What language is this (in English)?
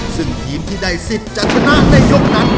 Thai